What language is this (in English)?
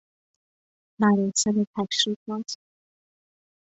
Persian